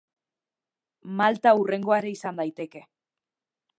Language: Basque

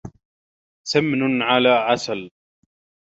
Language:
Arabic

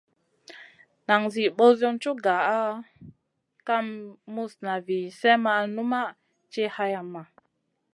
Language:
Masana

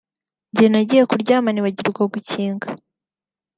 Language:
Kinyarwanda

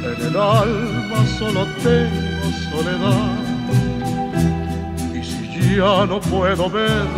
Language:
Romanian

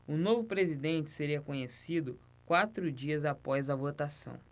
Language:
Portuguese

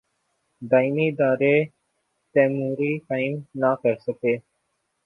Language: Urdu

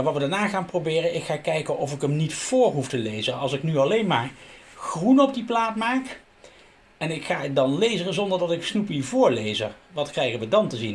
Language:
Dutch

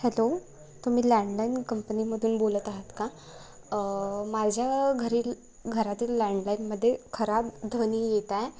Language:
Marathi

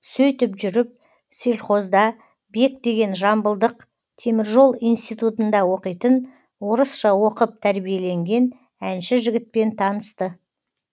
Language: Kazakh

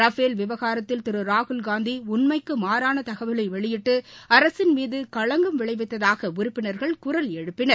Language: Tamil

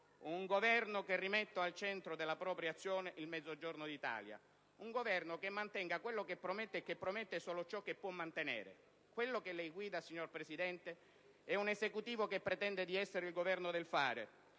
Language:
Italian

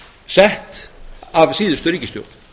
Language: Icelandic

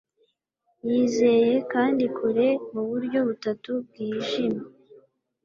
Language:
Kinyarwanda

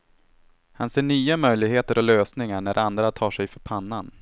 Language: Swedish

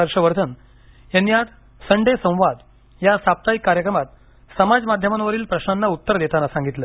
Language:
Marathi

